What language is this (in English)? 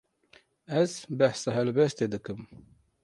Kurdish